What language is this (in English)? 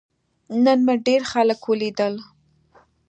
Pashto